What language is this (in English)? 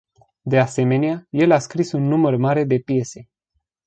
Romanian